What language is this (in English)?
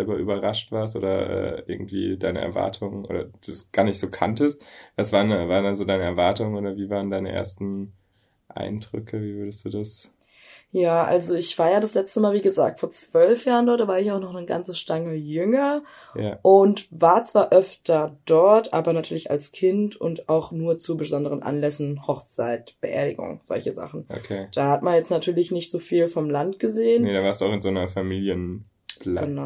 German